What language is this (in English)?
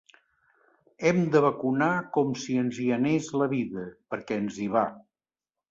Catalan